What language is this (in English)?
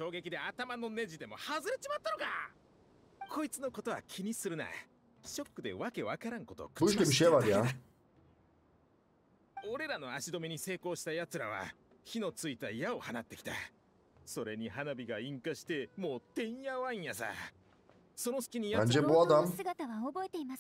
Turkish